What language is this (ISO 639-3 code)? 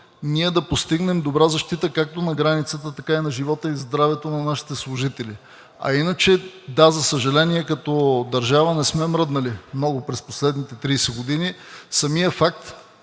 bul